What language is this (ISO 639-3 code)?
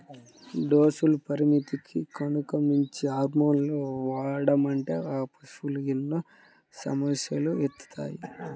tel